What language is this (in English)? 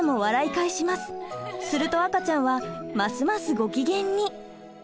Japanese